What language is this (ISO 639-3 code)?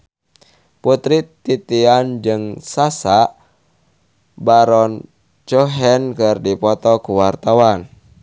sun